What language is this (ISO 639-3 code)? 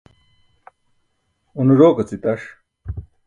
bsk